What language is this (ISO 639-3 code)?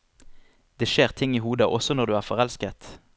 nor